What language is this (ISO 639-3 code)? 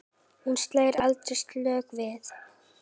isl